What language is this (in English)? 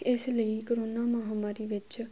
Punjabi